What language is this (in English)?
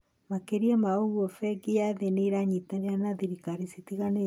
Kikuyu